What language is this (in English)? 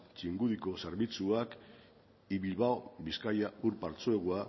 Basque